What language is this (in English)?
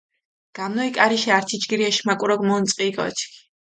Mingrelian